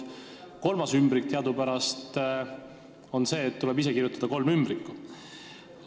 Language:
Estonian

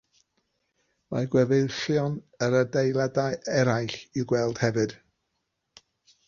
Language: Welsh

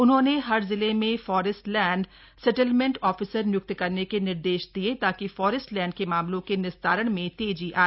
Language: Hindi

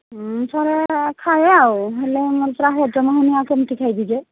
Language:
Odia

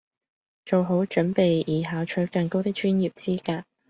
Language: Cantonese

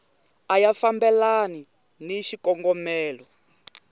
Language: Tsonga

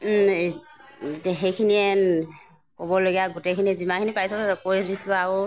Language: Assamese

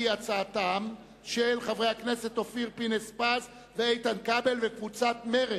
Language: Hebrew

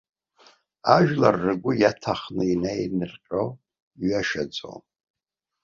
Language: Abkhazian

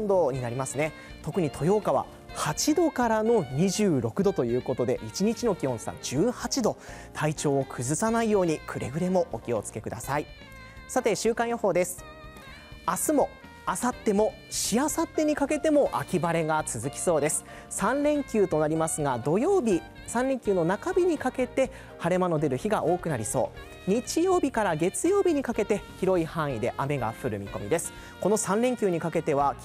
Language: Japanese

